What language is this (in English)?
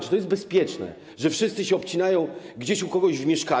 Polish